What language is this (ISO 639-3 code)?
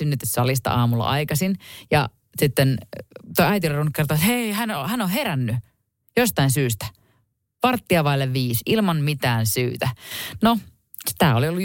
fin